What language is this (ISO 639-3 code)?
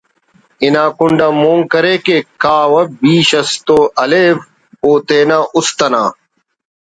brh